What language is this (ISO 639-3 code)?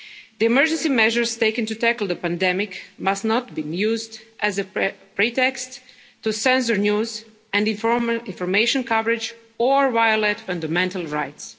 eng